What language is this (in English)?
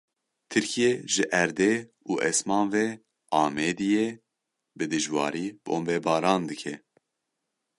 Kurdish